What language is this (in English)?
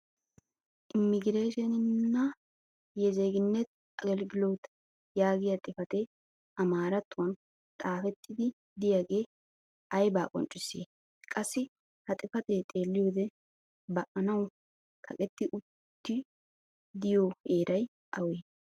Wolaytta